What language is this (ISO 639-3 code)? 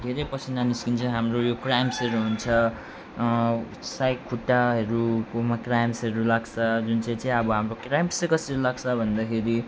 nep